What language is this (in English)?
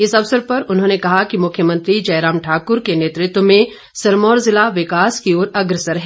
Hindi